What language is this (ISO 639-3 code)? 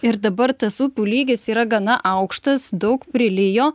lit